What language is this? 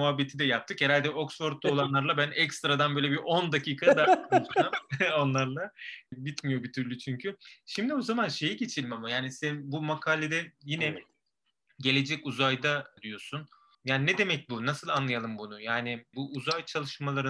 Turkish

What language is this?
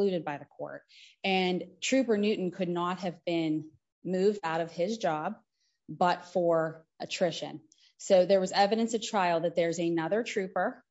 English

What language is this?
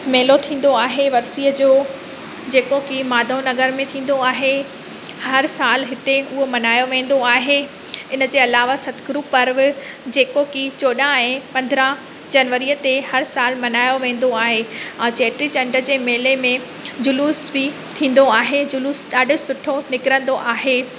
Sindhi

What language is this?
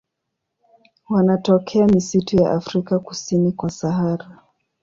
Swahili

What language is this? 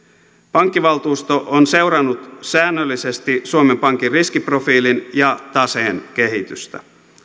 Finnish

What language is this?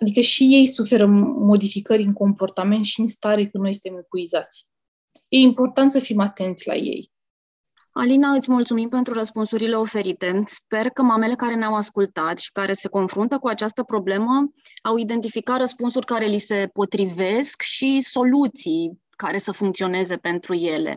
Romanian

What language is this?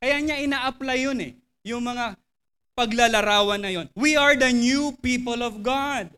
Filipino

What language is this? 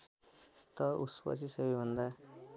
Nepali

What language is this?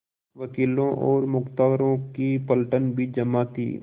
Hindi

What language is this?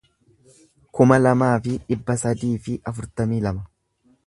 Oromo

